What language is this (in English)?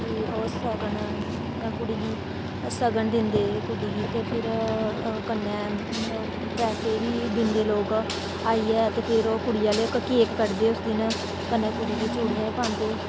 Dogri